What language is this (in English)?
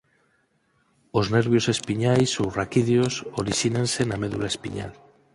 Galician